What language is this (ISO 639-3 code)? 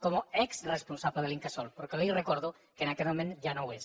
cat